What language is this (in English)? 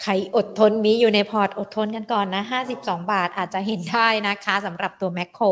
Thai